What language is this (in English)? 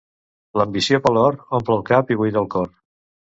Catalan